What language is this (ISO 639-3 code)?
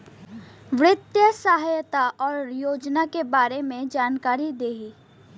bho